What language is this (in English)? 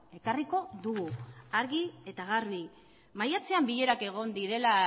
Basque